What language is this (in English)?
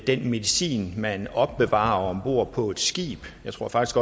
Danish